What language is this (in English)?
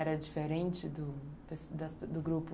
Portuguese